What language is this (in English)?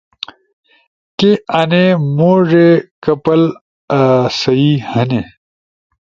Ushojo